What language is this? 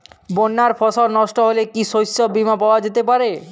Bangla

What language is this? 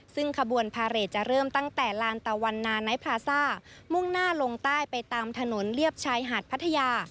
Thai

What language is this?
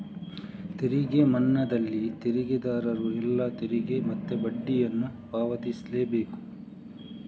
Kannada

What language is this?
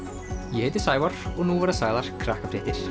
Icelandic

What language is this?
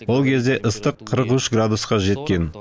Kazakh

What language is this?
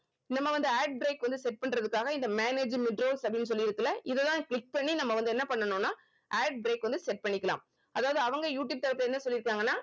Tamil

